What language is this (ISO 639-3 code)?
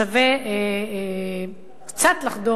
heb